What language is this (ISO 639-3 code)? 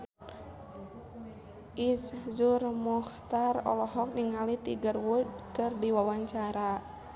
sun